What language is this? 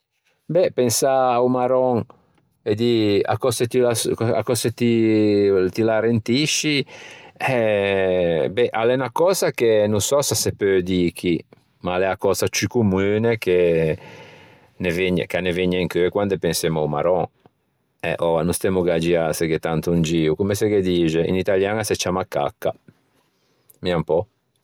Ligurian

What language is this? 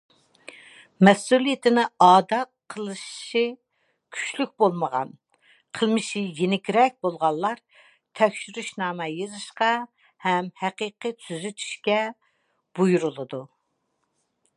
Uyghur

